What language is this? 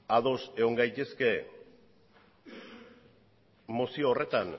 Basque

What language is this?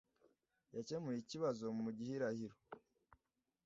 Kinyarwanda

